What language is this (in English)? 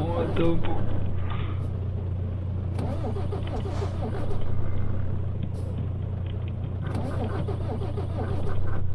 French